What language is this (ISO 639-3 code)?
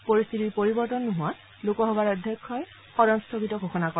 asm